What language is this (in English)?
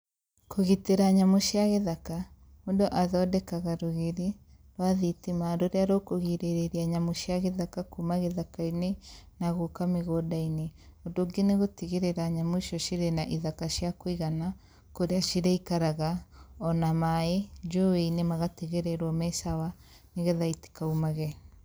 Kikuyu